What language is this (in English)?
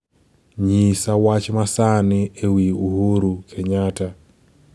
Luo (Kenya and Tanzania)